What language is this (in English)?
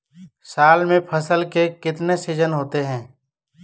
Hindi